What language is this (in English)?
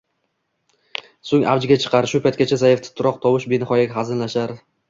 Uzbek